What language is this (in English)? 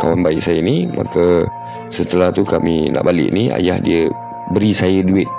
Malay